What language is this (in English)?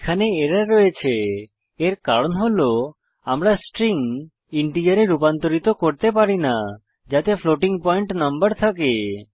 Bangla